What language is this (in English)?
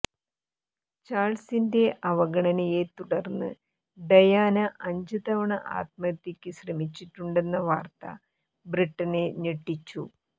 Malayalam